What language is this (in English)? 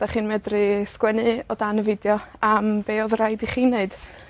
Welsh